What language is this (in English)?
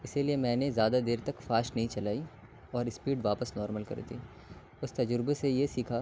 Urdu